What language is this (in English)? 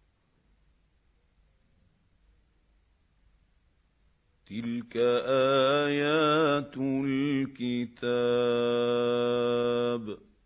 Arabic